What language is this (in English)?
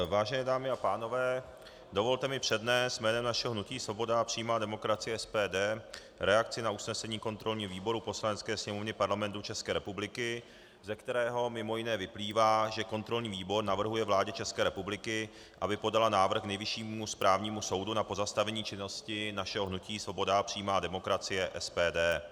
Czech